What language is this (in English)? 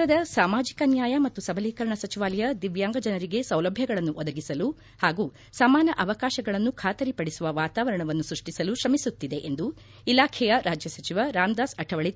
Kannada